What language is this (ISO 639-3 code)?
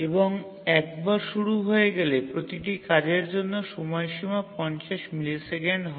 ben